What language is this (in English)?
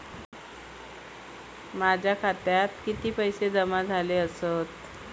Marathi